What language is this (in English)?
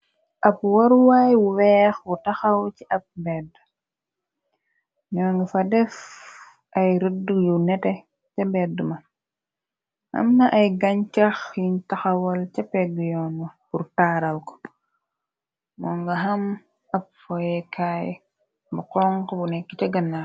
Wolof